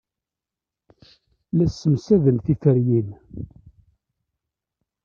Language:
Kabyle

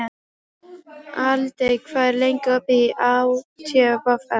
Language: Icelandic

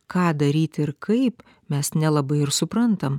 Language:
Lithuanian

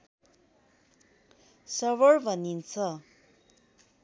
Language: Nepali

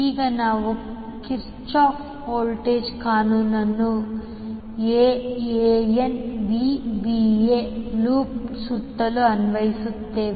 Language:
Kannada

